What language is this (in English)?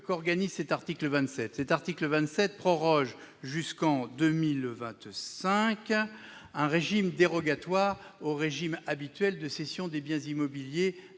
French